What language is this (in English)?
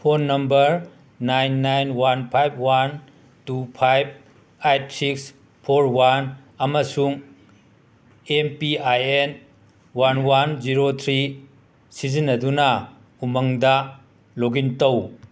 Manipuri